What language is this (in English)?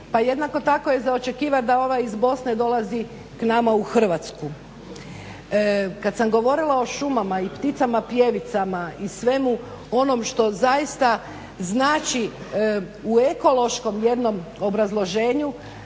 Croatian